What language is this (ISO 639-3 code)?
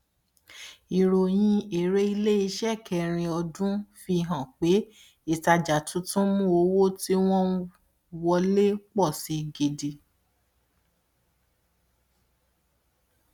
yor